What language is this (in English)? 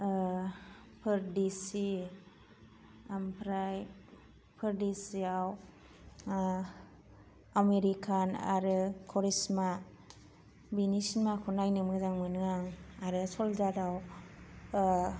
Bodo